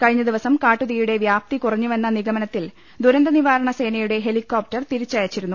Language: Malayalam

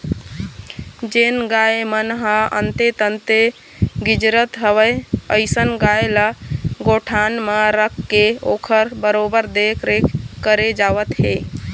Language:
Chhattisgarhi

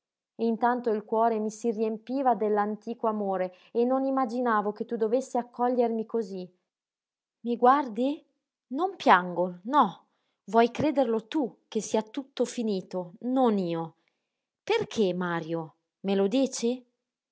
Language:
Italian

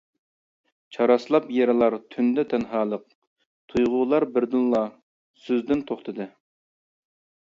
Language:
Uyghur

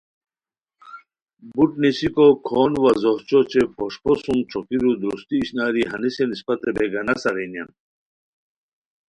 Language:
Khowar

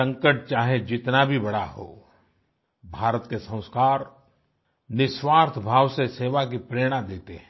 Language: Hindi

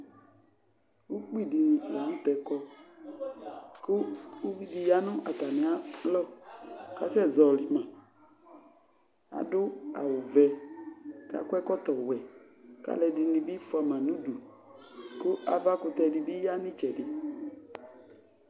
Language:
Ikposo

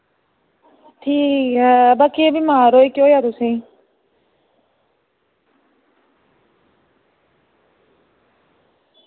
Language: Dogri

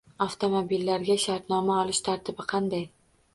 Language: Uzbek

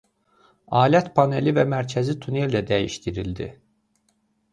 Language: Azerbaijani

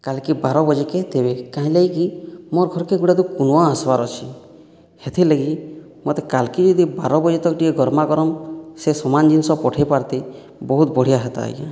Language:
Odia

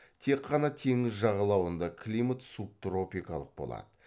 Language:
Kazakh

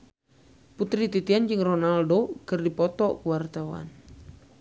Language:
Sundanese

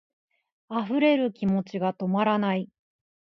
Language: Japanese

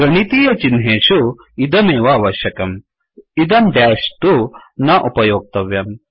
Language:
Sanskrit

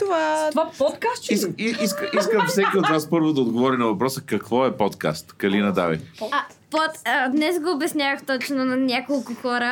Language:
Bulgarian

